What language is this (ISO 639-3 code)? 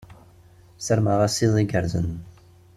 kab